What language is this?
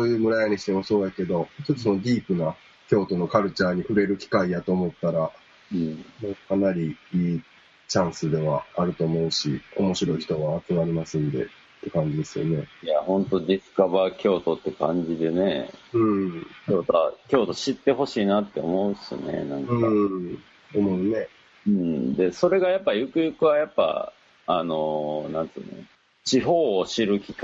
Japanese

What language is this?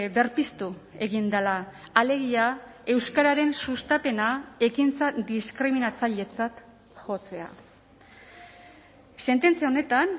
Basque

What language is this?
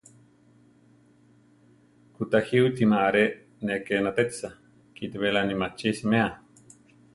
Central Tarahumara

